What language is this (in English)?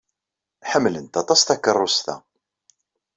Kabyle